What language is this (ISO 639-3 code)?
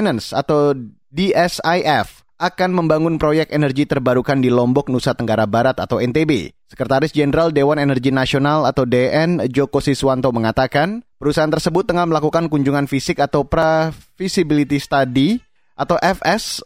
ind